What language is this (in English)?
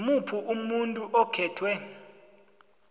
South Ndebele